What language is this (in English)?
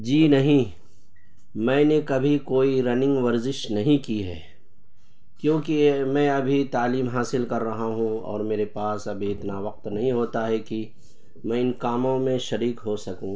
Urdu